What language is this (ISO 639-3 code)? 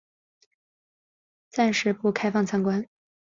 zho